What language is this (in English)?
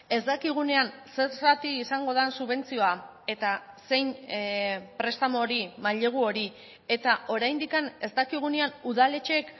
Basque